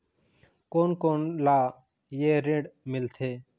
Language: Chhattisgarhi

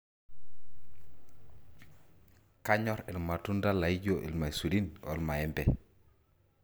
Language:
Masai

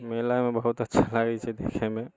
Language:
Maithili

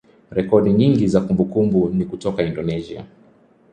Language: Swahili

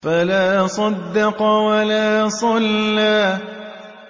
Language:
Arabic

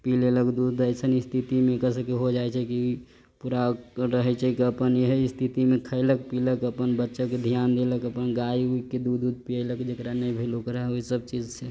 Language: Maithili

